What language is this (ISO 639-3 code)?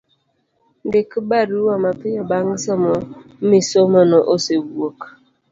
luo